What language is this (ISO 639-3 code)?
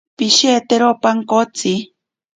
prq